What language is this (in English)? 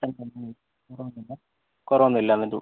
Malayalam